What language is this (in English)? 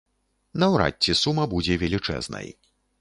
Belarusian